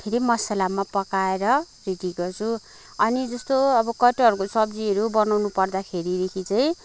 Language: Nepali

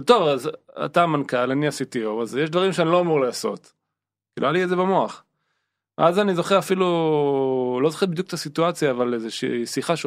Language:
Hebrew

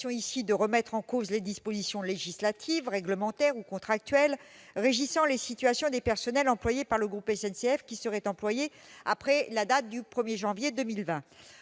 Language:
French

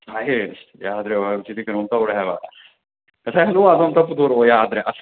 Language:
Manipuri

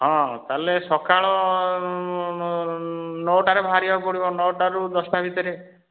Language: Odia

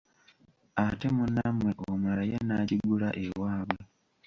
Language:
Ganda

